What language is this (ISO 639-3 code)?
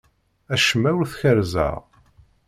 kab